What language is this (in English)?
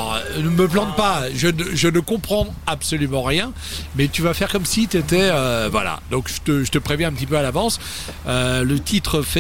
French